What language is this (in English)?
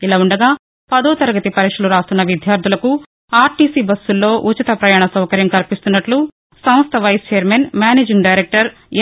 Telugu